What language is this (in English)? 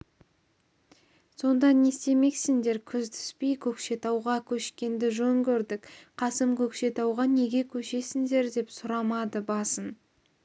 Kazakh